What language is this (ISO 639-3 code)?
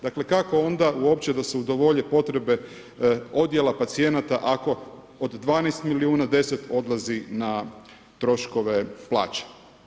hrv